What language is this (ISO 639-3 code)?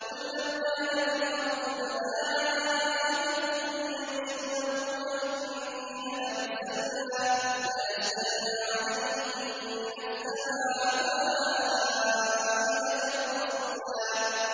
ara